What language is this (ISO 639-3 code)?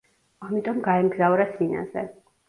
kat